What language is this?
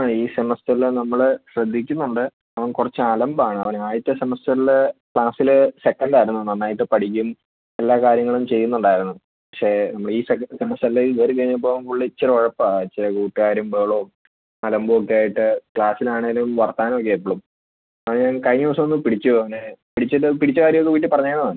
Malayalam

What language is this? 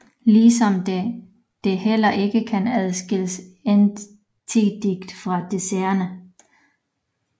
Danish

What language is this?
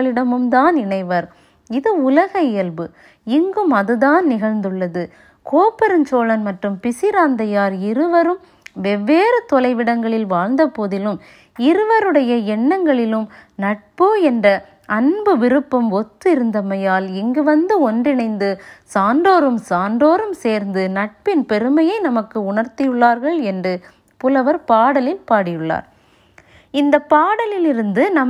Tamil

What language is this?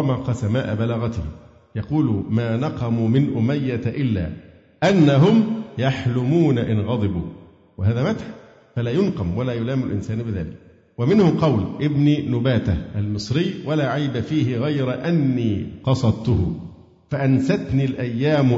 Arabic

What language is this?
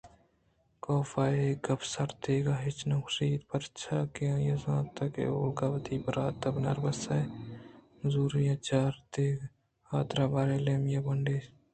Eastern Balochi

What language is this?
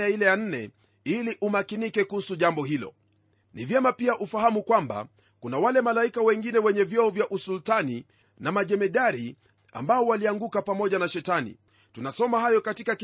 Swahili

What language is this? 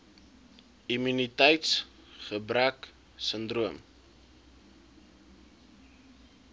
Afrikaans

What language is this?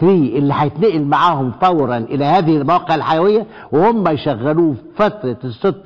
Arabic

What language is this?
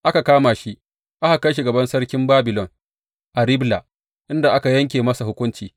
Hausa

